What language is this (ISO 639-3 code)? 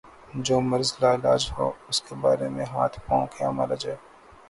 urd